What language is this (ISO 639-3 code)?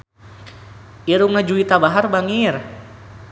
sun